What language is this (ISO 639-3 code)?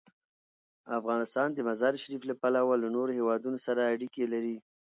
pus